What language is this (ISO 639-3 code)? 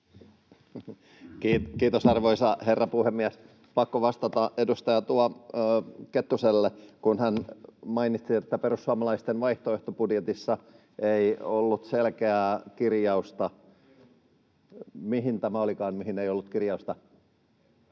fin